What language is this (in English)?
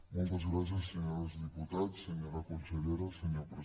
Catalan